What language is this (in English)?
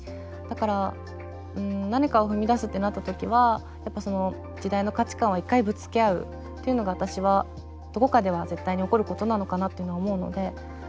Japanese